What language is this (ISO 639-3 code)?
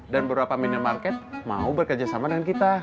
ind